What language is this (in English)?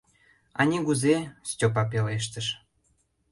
Mari